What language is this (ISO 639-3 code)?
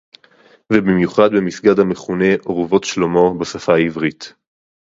heb